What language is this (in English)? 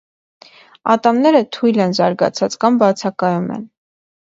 Armenian